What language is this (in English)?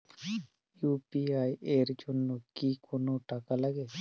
Bangla